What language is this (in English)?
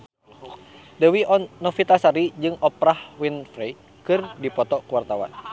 Sundanese